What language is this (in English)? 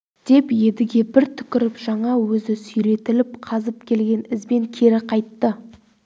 Kazakh